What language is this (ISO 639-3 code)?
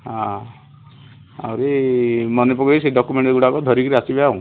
ori